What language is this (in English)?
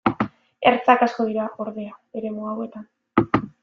Basque